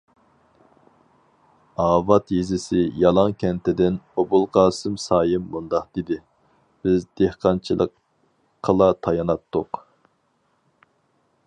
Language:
Uyghur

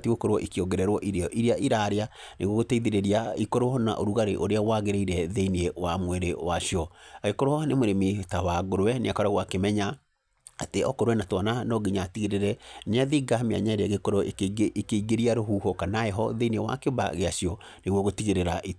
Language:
Kikuyu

